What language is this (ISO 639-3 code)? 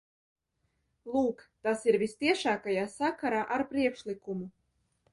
lav